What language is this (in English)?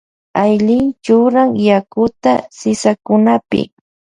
Loja Highland Quichua